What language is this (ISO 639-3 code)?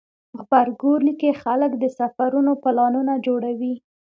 pus